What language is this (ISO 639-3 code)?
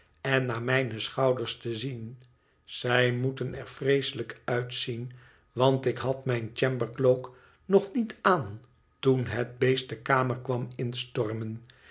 nld